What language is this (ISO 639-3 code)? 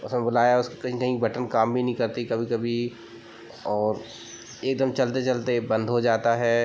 hin